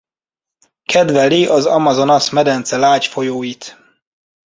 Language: Hungarian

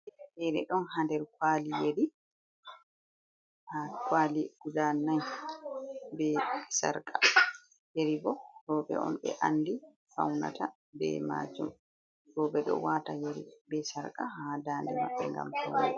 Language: Fula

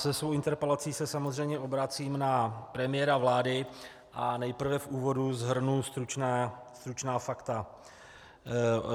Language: Czech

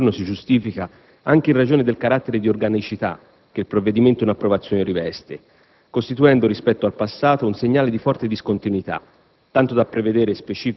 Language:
Italian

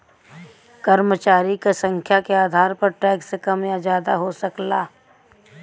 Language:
Bhojpuri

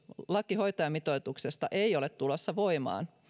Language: Finnish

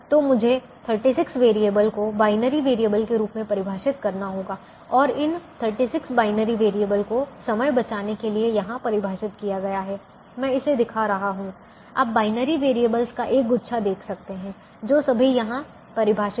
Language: Hindi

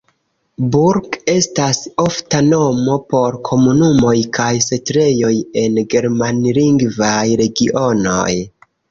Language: Esperanto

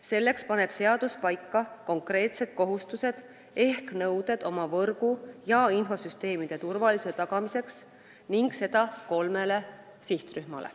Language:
Estonian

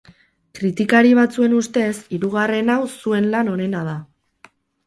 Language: Basque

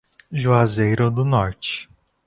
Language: Portuguese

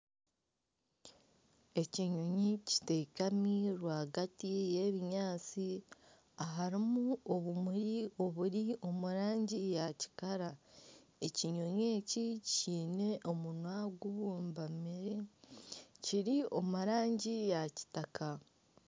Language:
Nyankole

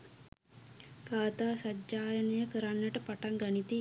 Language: Sinhala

